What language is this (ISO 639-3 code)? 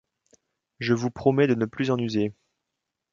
fra